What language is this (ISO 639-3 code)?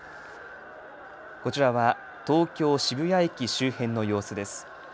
jpn